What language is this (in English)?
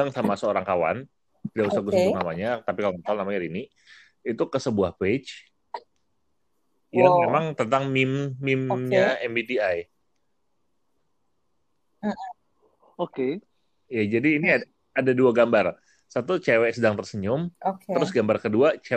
Indonesian